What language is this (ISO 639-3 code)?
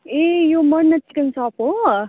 nep